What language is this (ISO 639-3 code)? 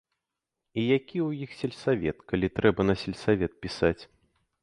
bel